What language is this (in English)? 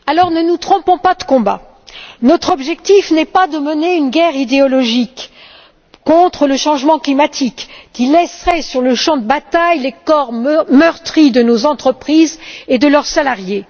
French